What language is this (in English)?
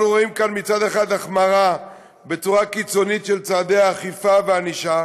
Hebrew